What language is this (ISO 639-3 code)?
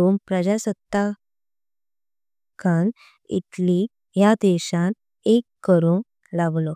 kok